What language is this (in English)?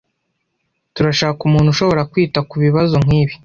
Kinyarwanda